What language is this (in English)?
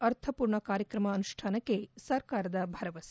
Kannada